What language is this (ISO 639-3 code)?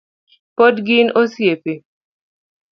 luo